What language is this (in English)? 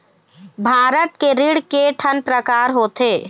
Chhattisgarhi